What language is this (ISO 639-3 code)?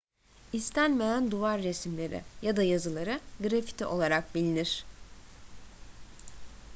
tur